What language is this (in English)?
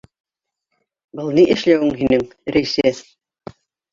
Bashkir